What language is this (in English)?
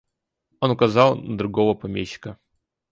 Russian